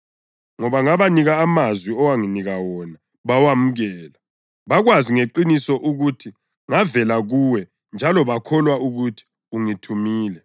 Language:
North Ndebele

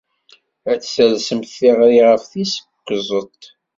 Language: Kabyle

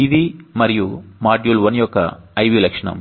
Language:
Telugu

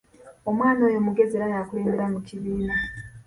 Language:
Ganda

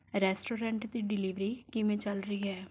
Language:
Punjabi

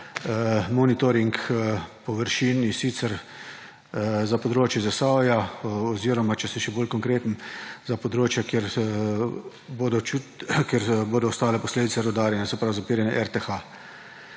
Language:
Slovenian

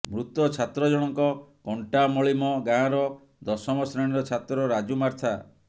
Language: Odia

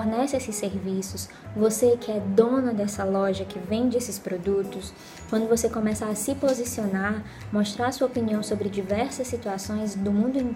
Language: Portuguese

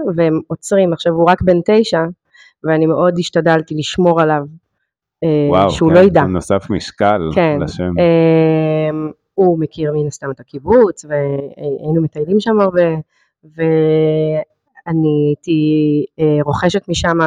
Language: Hebrew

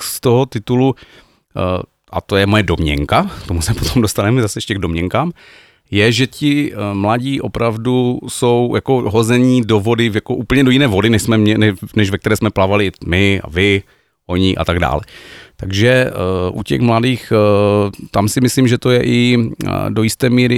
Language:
Czech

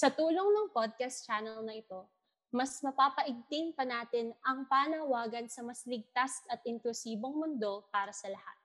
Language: Filipino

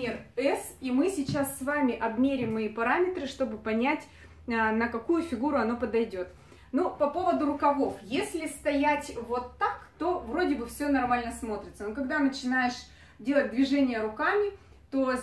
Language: Russian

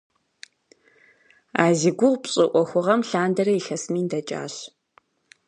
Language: Kabardian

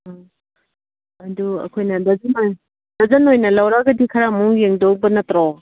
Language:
Manipuri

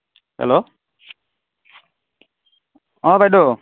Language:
Assamese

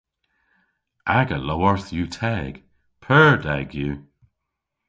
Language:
Cornish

